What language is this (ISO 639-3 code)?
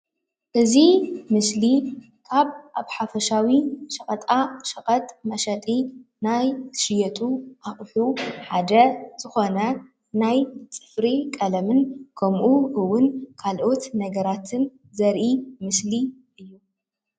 tir